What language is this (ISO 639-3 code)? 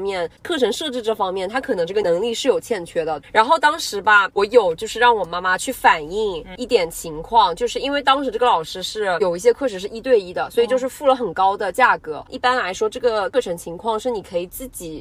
zho